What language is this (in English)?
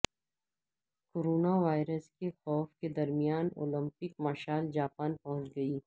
Urdu